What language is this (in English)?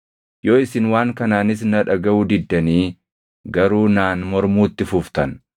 Oromo